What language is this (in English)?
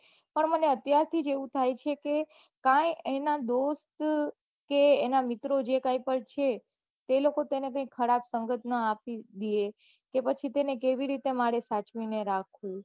Gujarati